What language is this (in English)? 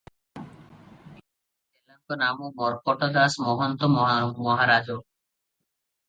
Odia